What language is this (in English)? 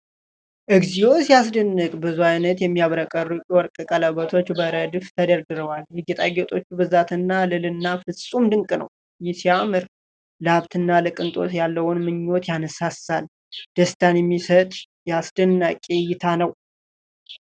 Amharic